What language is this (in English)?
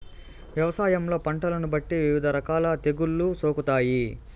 Telugu